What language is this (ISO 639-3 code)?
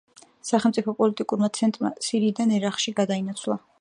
kat